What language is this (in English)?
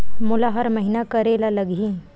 Chhattisgarhi